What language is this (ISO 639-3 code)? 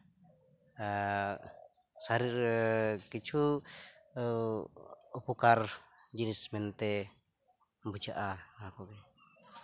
sat